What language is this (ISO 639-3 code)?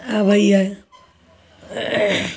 mai